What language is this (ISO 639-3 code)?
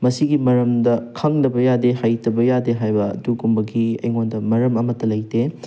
mni